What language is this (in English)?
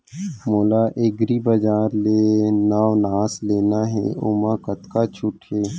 Chhattisgarhi